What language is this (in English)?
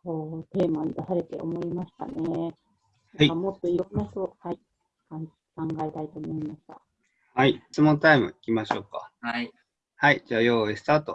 Japanese